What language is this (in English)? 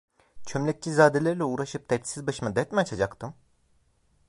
Turkish